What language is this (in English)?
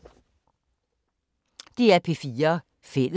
Danish